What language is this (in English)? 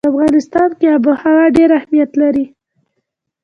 Pashto